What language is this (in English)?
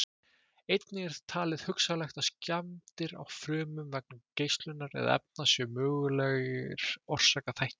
Icelandic